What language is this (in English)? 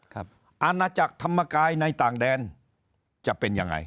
Thai